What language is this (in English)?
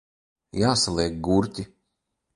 Latvian